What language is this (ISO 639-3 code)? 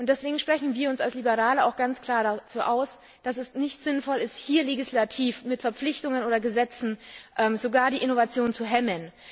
deu